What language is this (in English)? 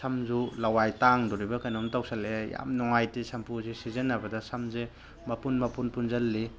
Manipuri